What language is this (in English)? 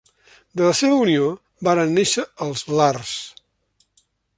Catalan